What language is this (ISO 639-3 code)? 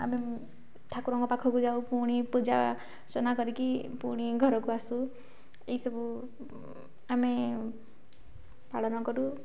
ori